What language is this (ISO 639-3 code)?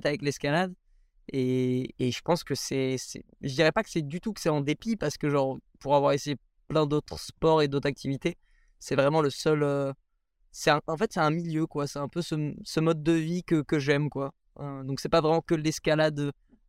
fra